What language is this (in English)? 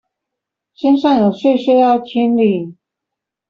Chinese